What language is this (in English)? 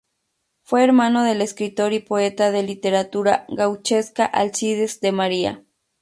Spanish